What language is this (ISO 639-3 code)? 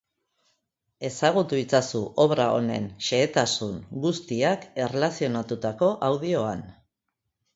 eus